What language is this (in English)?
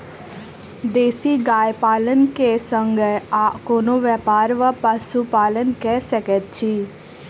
Maithili